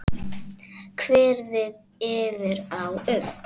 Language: Icelandic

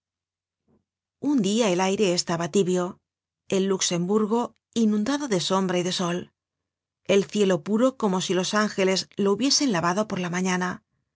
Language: Spanish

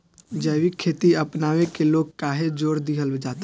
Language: Bhojpuri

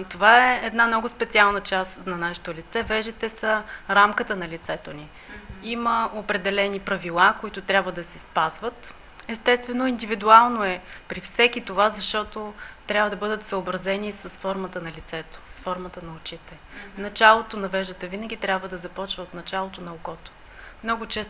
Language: Bulgarian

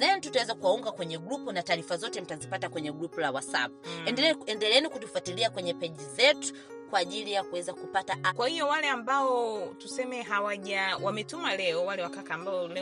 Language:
Swahili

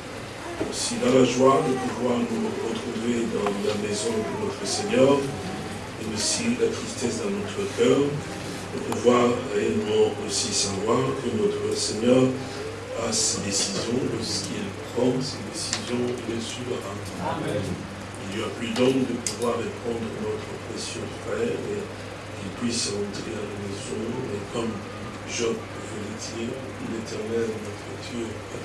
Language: French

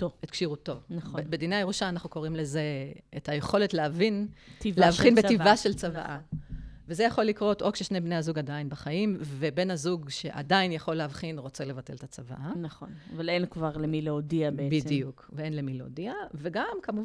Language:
Hebrew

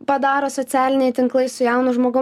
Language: Lithuanian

